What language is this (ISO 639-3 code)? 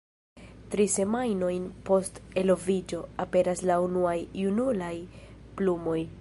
epo